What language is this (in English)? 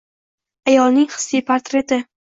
Uzbek